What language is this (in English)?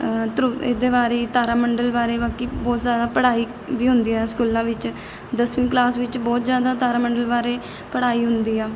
Punjabi